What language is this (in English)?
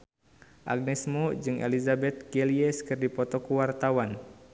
Sundanese